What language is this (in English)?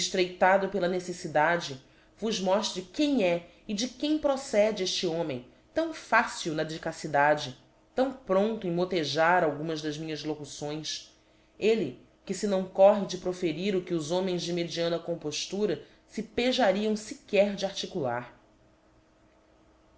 Portuguese